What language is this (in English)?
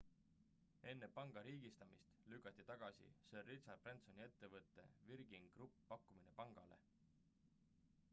Estonian